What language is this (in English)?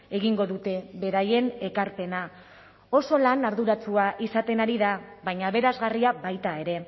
Basque